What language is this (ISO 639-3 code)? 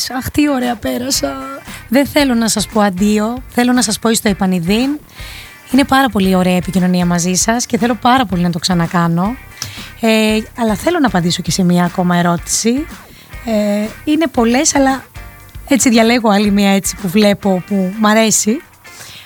ell